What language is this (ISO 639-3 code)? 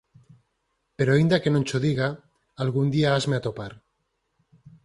glg